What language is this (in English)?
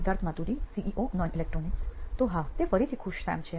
Gujarati